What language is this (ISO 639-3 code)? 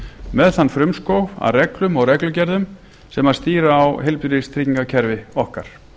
isl